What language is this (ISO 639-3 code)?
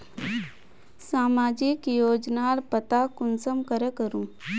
mag